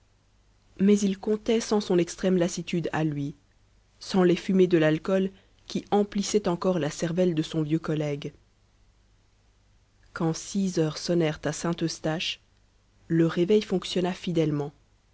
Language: French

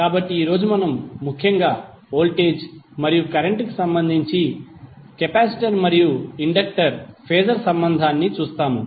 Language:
Telugu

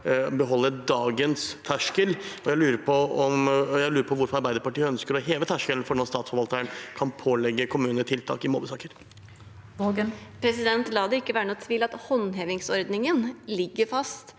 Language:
Norwegian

